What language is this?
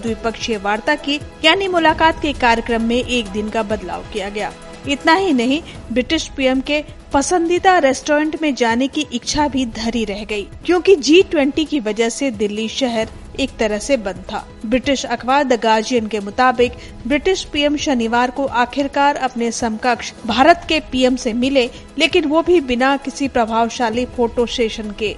Hindi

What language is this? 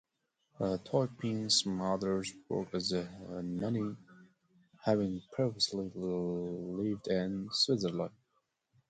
English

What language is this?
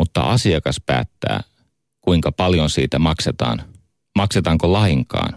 Finnish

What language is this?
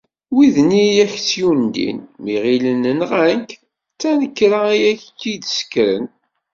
Kabyle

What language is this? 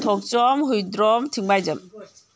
Manipuri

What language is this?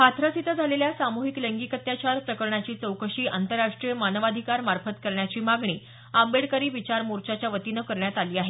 Marathi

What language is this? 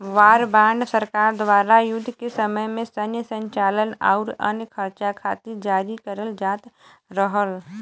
Bhojpuri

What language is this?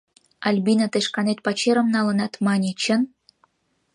Mari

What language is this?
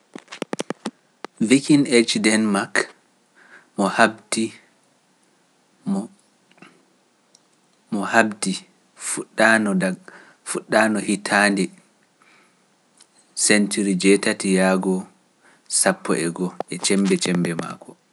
Pular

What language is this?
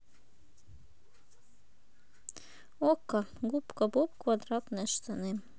Russian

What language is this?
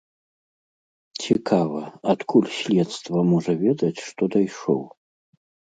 Belarusian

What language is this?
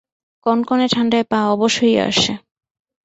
Bangla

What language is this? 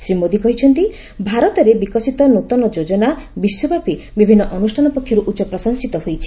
Odia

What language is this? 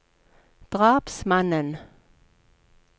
Norwegian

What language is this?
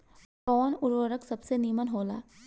Bhojpuri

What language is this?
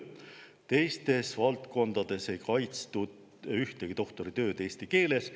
Estonian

